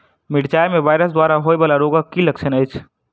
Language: Maithili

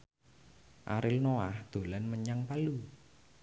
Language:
Javanese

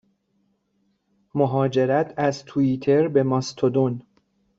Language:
Persian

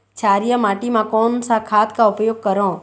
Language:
Chhattisgarhi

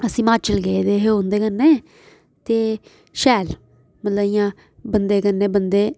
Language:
Dogri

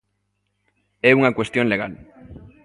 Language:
Galician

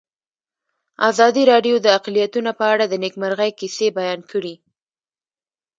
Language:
Pashto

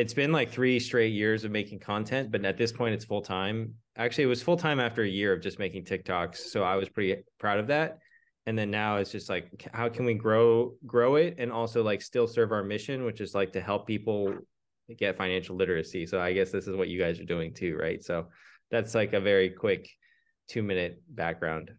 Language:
English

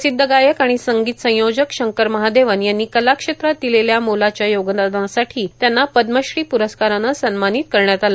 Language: Marathi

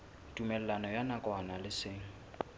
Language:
Southern Sotho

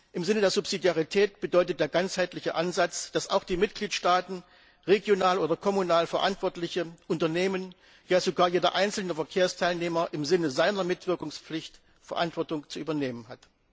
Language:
German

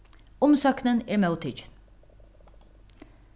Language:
Faroese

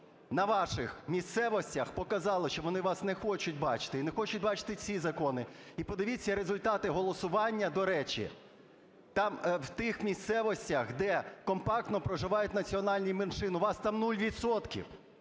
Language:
Ukrainian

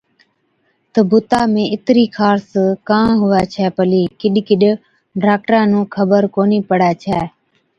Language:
Od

